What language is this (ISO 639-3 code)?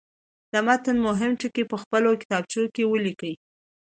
pus